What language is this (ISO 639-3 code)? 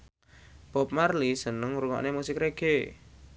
jav